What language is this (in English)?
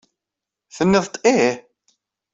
Kabyle